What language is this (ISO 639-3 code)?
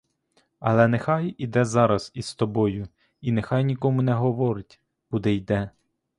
ukr